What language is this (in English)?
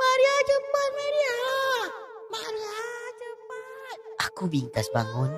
Malay